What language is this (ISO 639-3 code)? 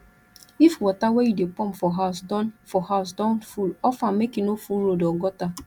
pcm